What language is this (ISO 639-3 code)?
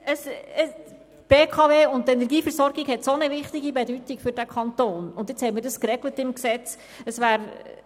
gsw